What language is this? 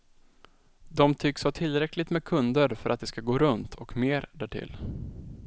Swedish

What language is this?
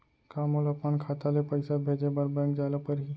Chhattisgarhi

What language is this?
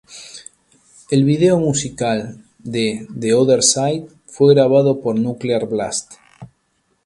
Spanish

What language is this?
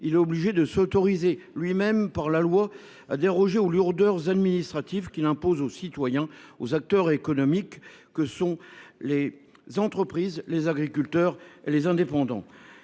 French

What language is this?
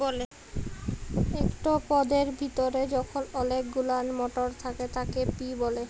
Bangla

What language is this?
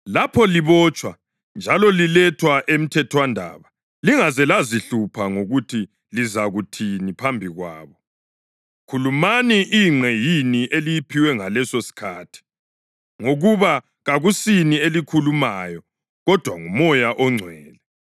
North Ndebele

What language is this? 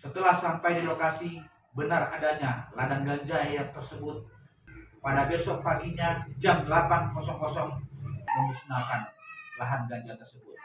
Indonesian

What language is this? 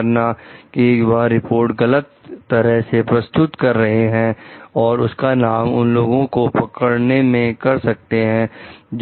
Hindi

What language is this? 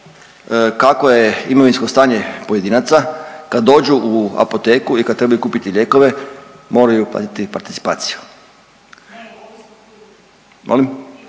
Croatian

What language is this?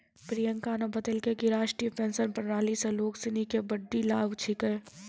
Maithili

